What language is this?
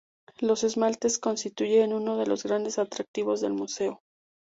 Spanish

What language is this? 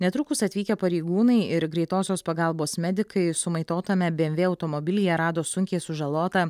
Lithuanian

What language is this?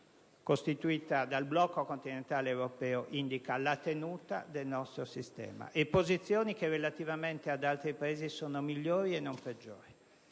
Italian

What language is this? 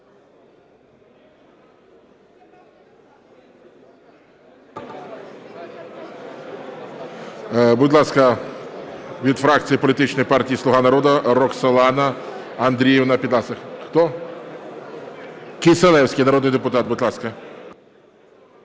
Ukrainian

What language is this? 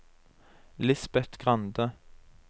Norwegian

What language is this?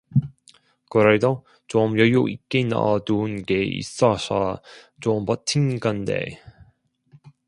Korean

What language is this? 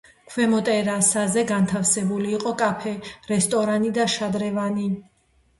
Georgian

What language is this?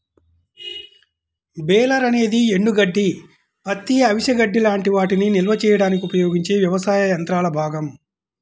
Telugu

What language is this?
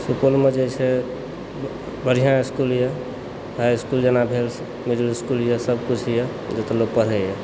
Maithili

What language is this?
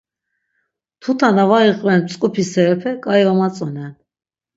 Laz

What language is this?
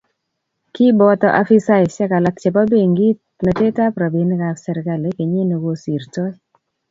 Kalenjin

